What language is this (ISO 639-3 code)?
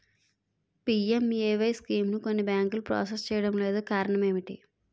tel